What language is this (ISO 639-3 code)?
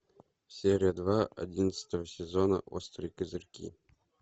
rus